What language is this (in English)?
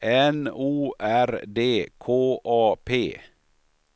Swedish